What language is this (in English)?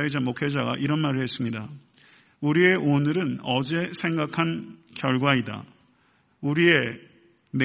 Korean